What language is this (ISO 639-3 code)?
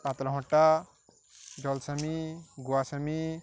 ori